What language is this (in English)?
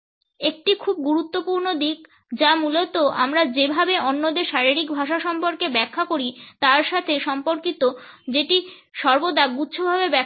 Bangla